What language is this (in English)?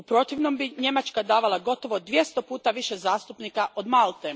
Croatian